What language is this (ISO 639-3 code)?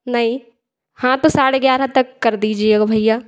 hin